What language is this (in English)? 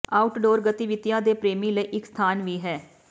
Punjabi